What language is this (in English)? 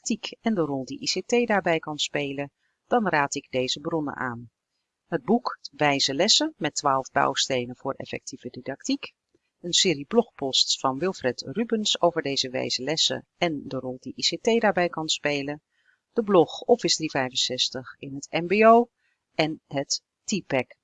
Dutch